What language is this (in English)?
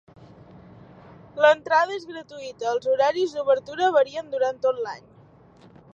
Catalan